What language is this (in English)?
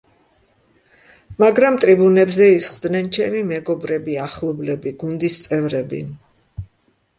Georgian